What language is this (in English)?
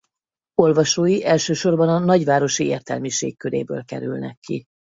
Hungarian